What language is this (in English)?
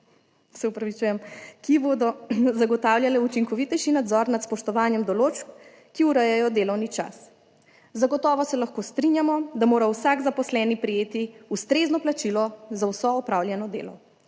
Slovenian